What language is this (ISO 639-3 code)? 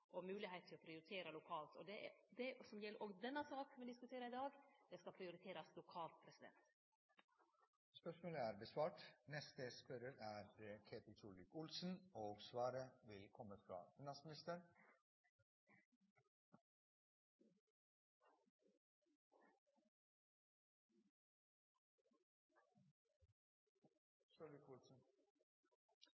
nor